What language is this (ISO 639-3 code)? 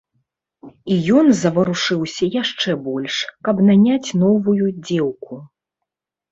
bel